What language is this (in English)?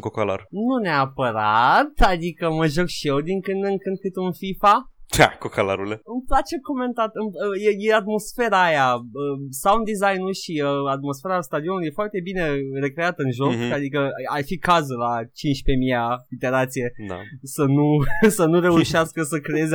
Romanian